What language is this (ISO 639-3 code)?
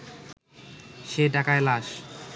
ben